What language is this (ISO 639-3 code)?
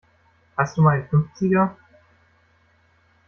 deu